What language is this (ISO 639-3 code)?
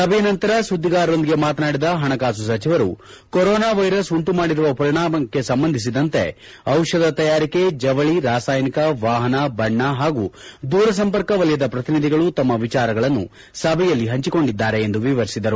kan